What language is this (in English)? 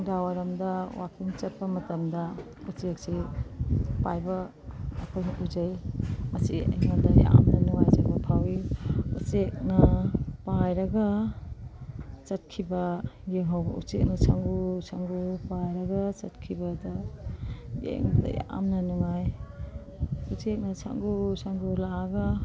Manipuri